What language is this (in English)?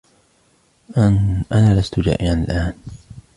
Arabic